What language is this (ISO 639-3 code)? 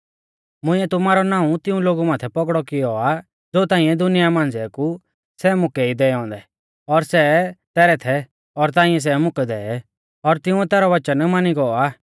bfz